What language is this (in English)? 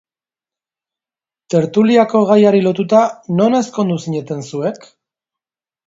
Basque